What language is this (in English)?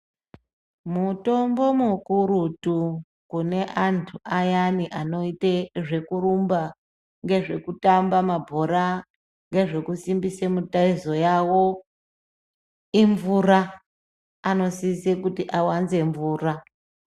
Ndau